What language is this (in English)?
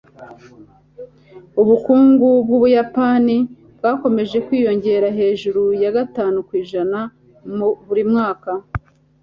Kinyarwanda